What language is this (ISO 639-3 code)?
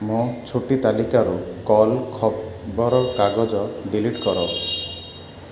ori